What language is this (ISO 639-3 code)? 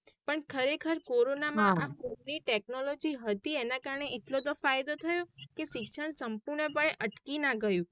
guj